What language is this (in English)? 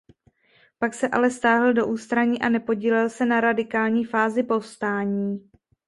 Czech